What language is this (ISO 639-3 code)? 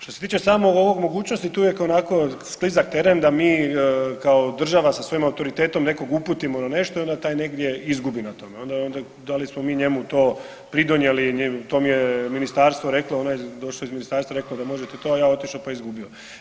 hrv